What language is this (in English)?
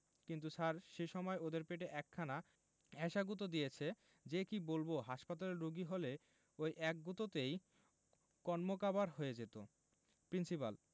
Bangla